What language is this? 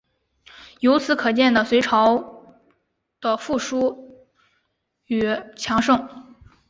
Chinese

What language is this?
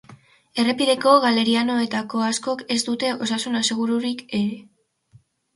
Basque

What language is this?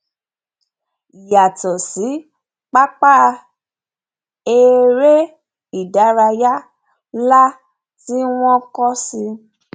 Yoruba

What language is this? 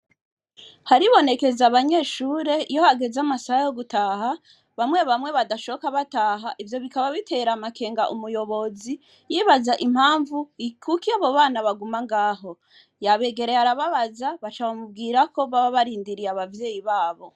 Rundi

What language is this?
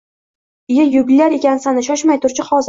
Uzbek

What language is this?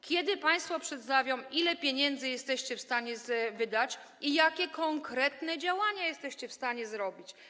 Polish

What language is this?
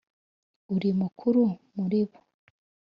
Kinyarwanda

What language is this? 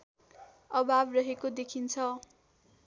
Nepali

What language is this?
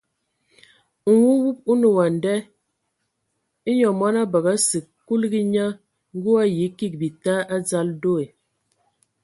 Ewondo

